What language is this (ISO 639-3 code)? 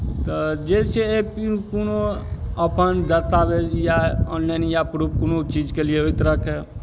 mai